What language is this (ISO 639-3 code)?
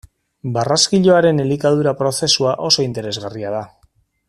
eus